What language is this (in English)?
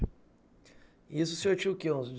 Portuguese